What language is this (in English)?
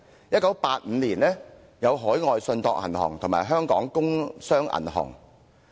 Cantonese